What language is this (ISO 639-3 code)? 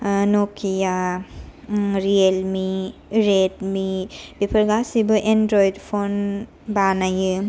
brx